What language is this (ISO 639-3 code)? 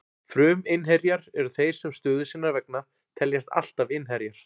isl